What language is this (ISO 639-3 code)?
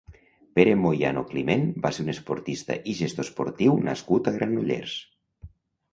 cat